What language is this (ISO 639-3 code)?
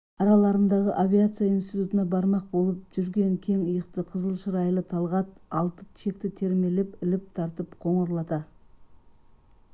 kaz